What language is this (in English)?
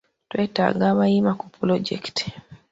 Ganda